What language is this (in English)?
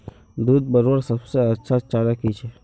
Magahi